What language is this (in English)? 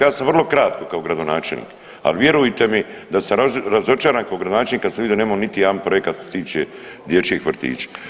Croatian